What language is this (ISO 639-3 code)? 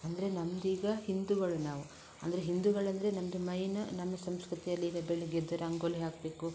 kan